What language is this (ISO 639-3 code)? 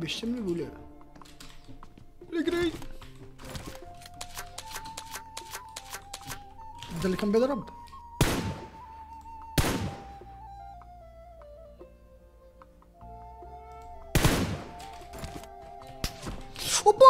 ara